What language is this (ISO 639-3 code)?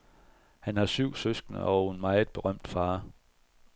dan